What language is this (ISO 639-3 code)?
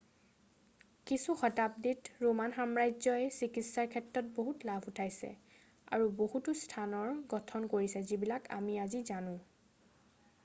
asm